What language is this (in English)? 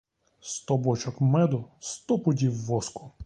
Ukrainian